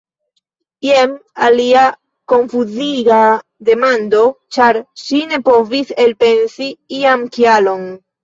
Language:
Esperanto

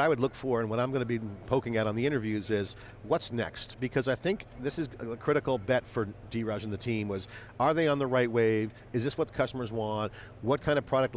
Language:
English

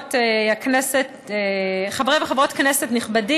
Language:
Hebrew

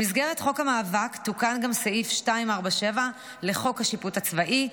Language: Hebrew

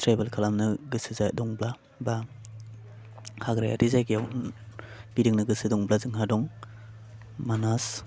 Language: Bodo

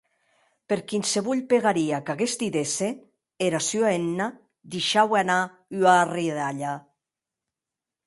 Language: Occitan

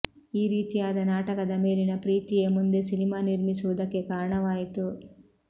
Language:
Kannada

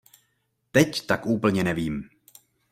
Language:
Czech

